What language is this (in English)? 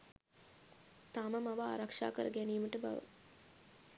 Sinhala